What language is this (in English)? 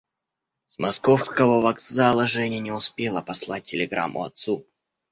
Russian